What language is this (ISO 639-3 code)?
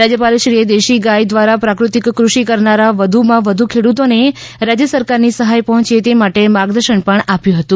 guj